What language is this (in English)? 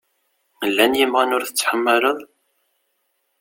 Kabyle